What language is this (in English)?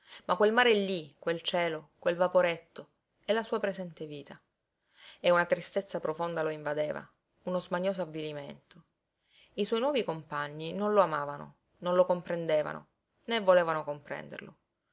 Italian